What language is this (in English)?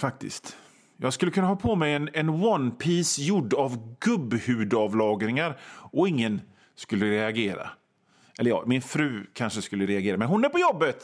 Swedish